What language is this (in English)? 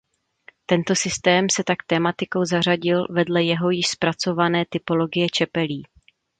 Czech